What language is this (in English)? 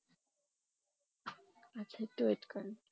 Bangla